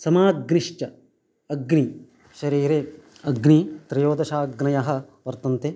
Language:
Sanskrit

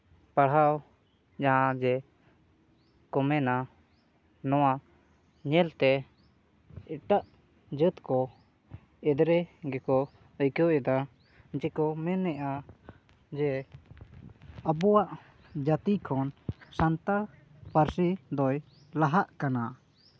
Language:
Santali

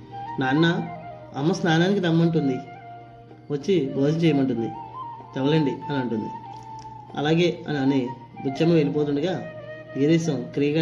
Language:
Telugu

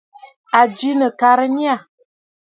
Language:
Bafut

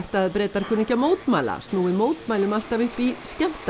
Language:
Icelandic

